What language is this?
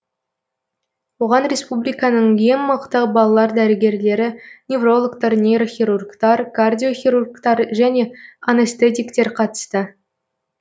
Kazakh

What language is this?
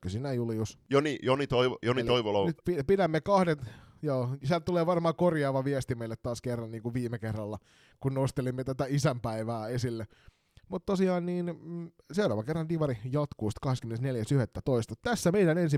Finnish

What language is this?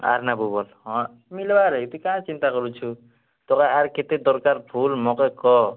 Odia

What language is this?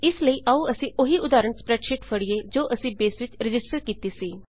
Punjabi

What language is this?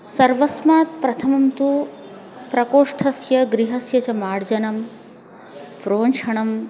Sanskrit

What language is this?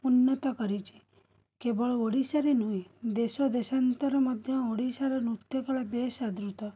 Odia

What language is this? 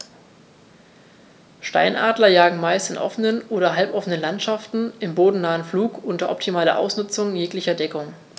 German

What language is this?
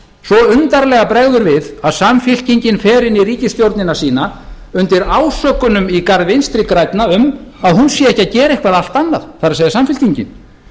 Icelandic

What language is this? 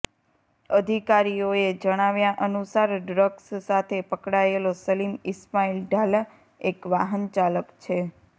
Gujarati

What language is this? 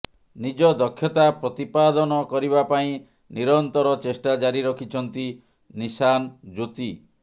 Odia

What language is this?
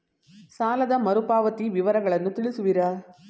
Kannada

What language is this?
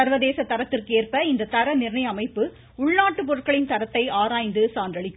Tamil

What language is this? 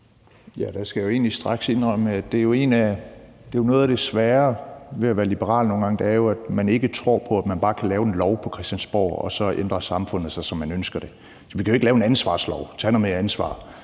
Danish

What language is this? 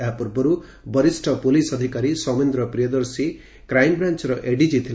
Odia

